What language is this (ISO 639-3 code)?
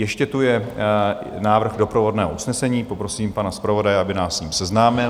ces